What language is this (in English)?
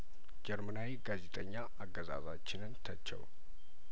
Amharic